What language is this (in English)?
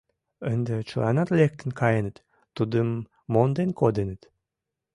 Mari